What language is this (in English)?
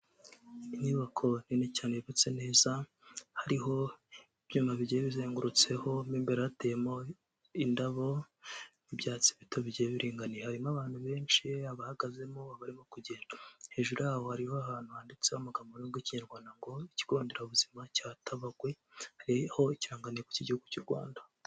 Kinyarwanda